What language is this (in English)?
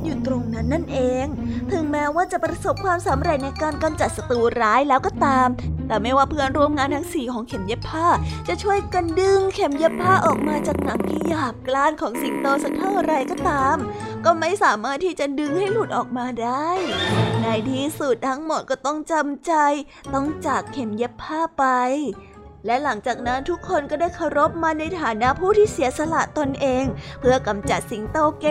Thai